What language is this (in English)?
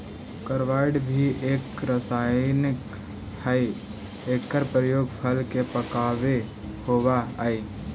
Magahi